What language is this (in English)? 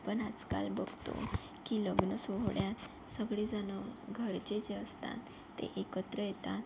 Marathi